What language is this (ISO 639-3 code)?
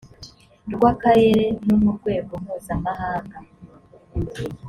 kin